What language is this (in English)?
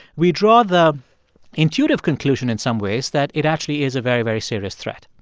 English